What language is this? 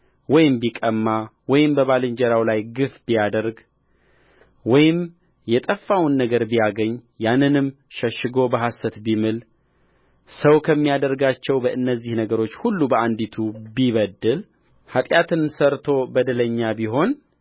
Amharic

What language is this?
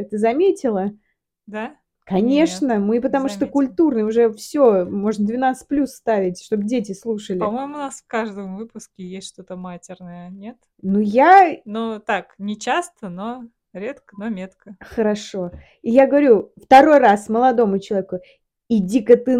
Russian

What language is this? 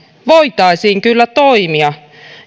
Finnish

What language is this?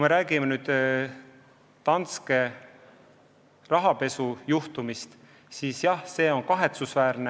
Estonian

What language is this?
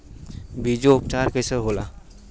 Bhojpuri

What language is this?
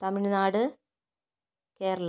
Malayalam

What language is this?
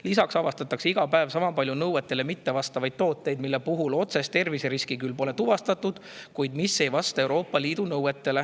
Estonian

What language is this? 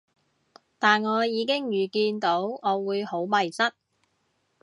Cantonese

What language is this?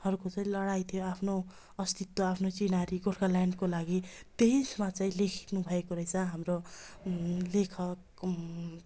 Nepali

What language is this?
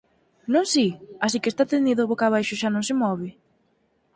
Galician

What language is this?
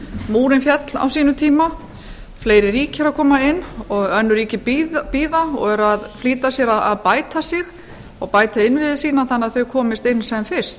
Icelandic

